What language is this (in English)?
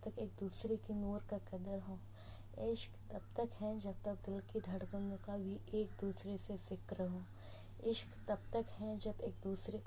Hindi